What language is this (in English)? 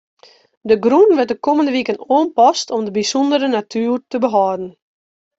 Western Frisian